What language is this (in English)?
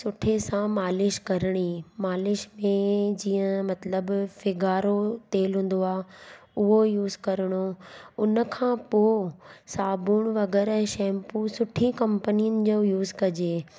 Sindhi